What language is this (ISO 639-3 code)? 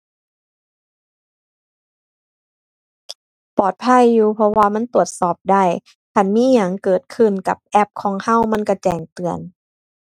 tha